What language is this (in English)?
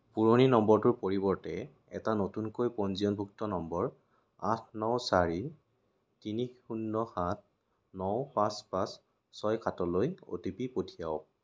Assamese